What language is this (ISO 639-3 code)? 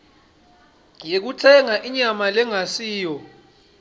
ssw